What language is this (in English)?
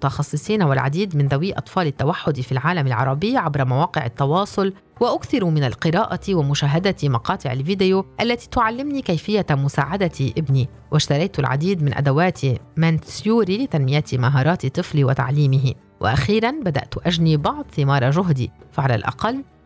Arabic